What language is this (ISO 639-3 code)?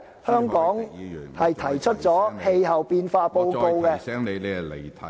yue